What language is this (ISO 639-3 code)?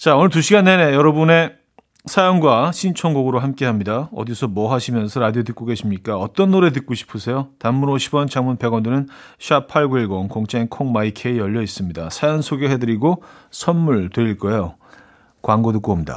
kor